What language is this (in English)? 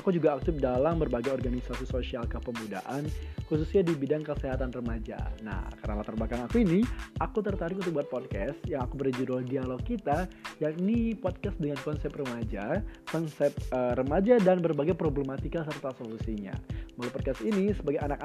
Indonesian